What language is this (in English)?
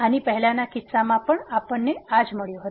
Gujarati